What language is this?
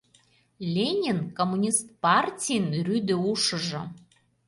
Mari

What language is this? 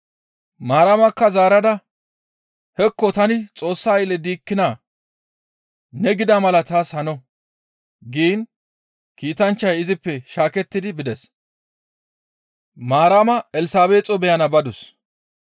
Gamo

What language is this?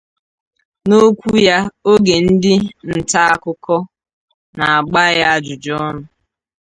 Igbo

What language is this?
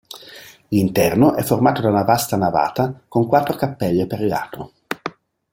Italian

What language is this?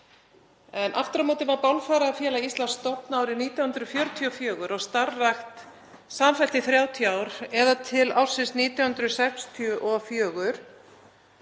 Icelandic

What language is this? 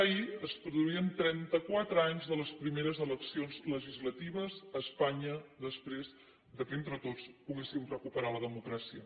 Catalan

